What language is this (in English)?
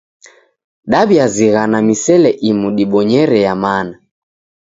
Taita